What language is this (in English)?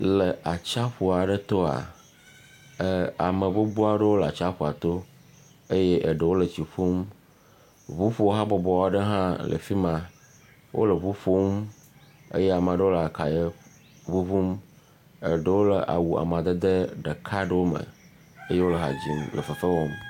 Ewe